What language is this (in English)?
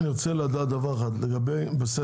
Hebrew